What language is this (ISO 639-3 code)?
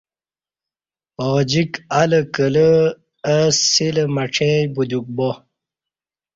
bsh